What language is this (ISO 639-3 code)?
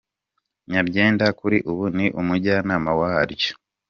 kin